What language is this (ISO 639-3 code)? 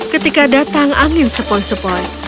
ind